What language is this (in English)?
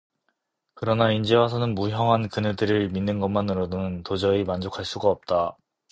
Korean